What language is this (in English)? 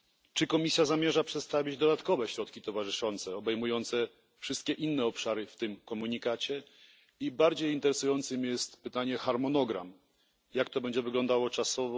Polish